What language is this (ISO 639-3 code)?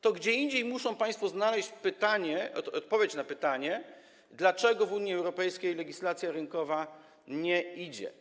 pol